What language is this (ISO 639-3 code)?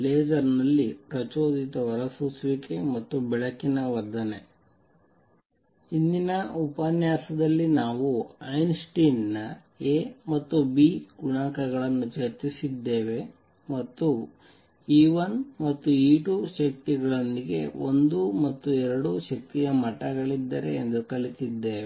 kan